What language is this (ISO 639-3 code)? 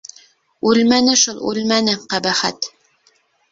bak